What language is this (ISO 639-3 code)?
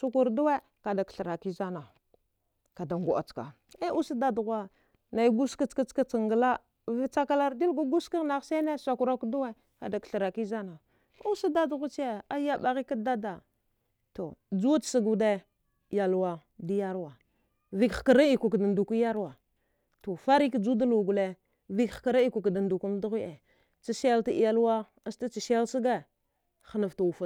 dgh